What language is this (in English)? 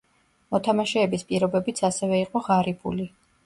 Georgian